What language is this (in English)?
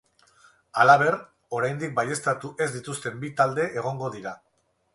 Basque